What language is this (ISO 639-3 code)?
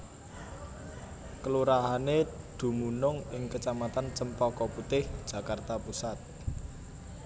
jav